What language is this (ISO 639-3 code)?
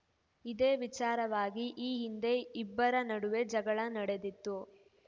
kan